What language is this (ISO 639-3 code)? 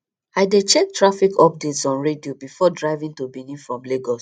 pcm